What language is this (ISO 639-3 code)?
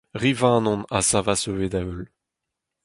bre